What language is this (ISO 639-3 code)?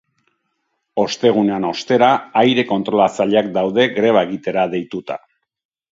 eus